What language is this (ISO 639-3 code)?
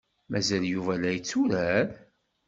kab